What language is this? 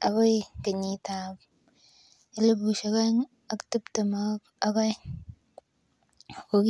Kalenjin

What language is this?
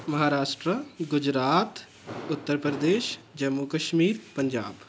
Punjabi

